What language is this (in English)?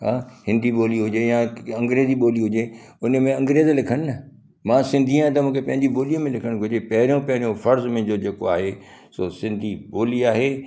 Sindhi